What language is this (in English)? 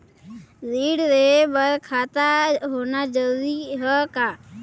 Chhattisgarhi